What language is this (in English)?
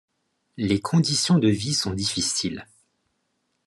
French